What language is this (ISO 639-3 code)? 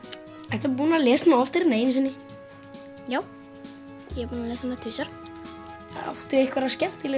isl